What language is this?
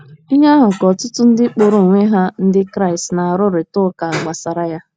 Igbo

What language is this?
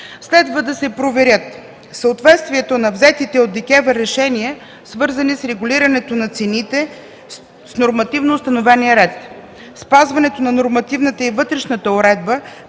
Bulgarian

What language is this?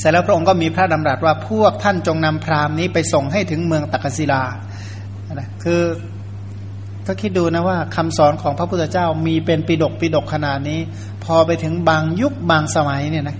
Thai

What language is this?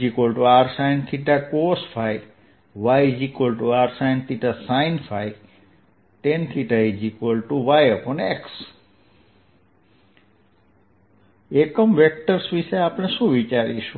Gujarati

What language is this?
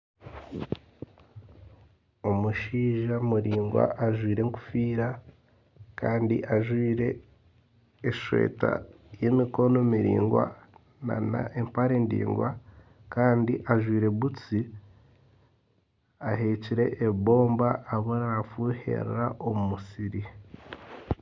Nyankole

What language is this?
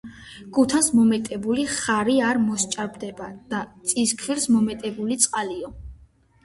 Georgian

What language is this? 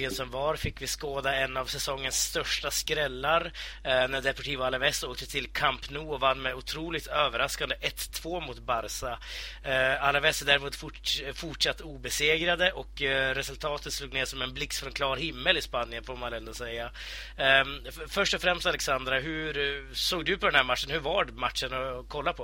Swedish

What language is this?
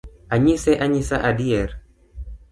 Luo (Kenya and Tanzania)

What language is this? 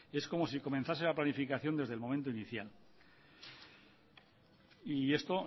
Spanish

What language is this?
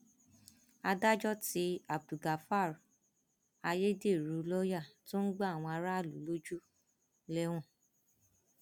Yoruba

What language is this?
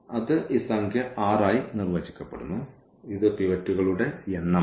Malayalam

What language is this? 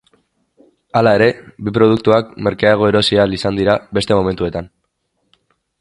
Basque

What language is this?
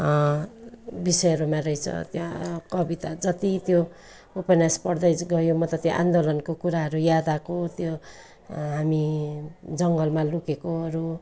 Nepali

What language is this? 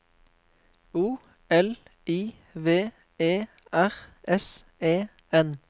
Norwegian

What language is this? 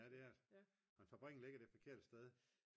Danish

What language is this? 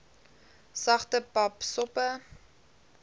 Afrikaans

